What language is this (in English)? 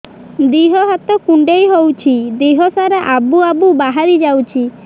Odia